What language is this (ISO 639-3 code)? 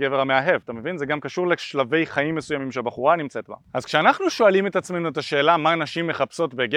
heb